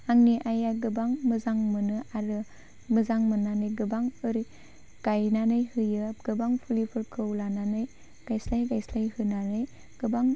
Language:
Bodo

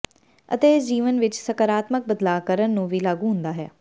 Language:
Punjabi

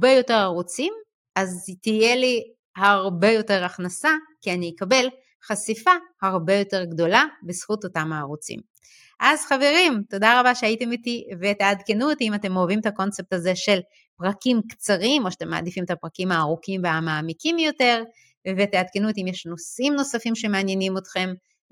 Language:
Hebrew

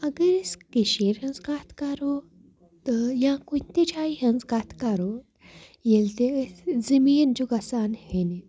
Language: Kashmiri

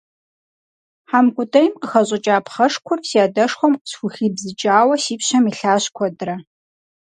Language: Kabardian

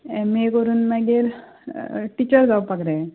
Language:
Konkani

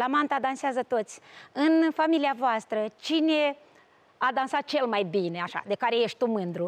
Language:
Romanian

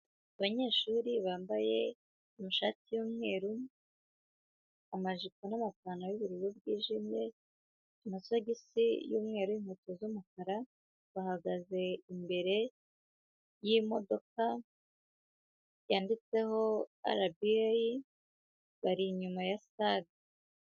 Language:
Kinyarwanda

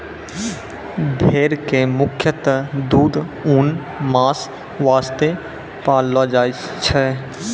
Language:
Maithili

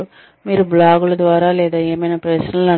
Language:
Telugu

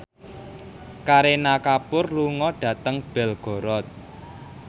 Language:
Javanese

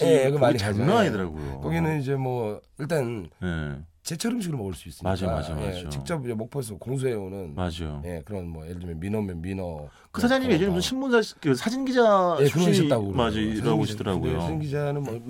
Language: Korean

